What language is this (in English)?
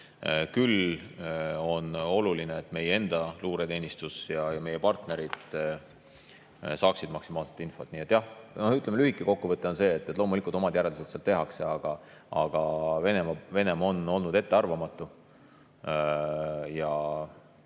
Estonian